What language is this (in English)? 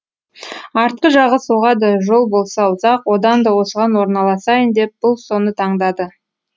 Kazakh